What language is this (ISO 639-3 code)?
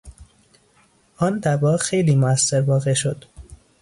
fas